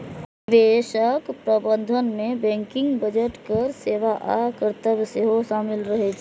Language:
Maithili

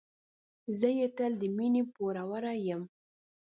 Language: Pashto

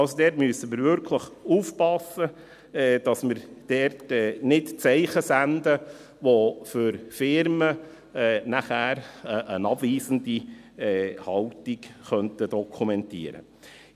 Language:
Swiss German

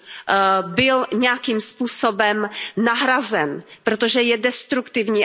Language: Czech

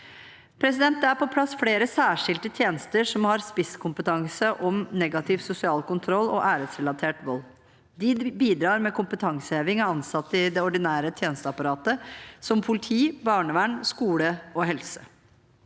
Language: Norwegian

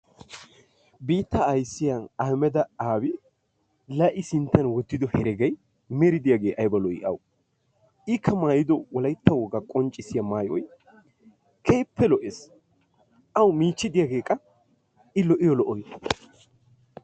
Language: Wolaytta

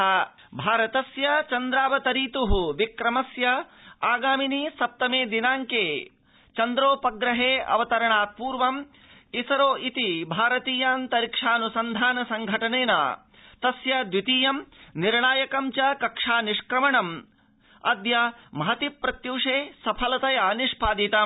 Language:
Sanskrit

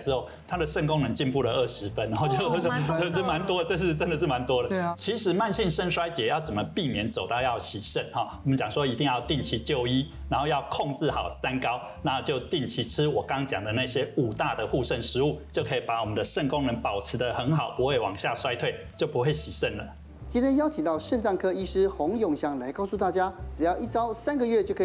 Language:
Chinese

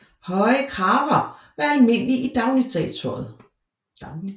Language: Danish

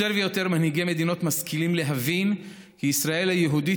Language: Hebrew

